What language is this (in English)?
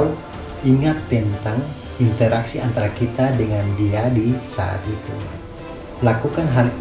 Indonesian